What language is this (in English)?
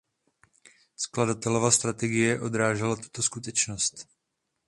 Czech